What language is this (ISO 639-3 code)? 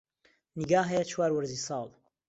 ckb